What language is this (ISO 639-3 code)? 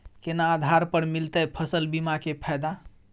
mai